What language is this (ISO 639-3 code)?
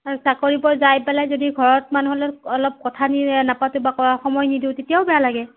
asm